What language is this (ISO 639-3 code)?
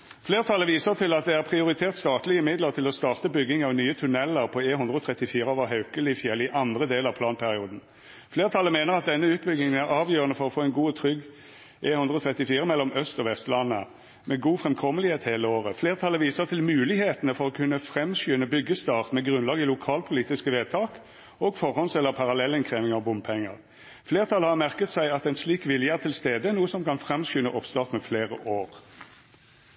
nno